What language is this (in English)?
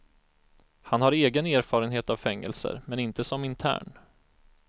Swedish